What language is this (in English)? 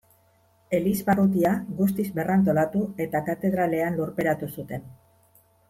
Basque